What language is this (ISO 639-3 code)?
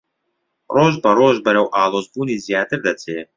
ckb